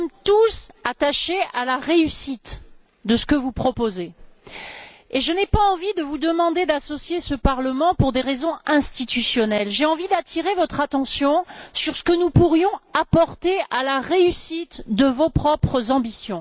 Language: French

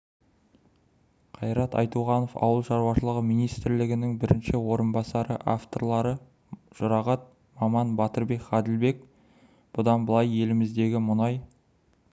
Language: Kazakh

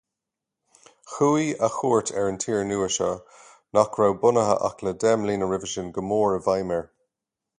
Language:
Irish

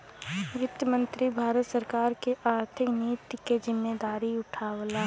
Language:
Bhojpuri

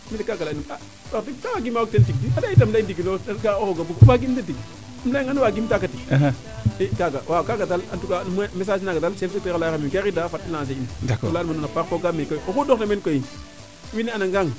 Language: Serer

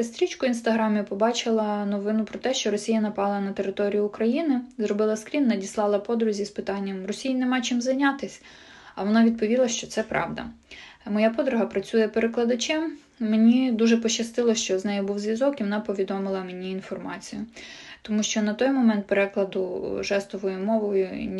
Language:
Ukrainian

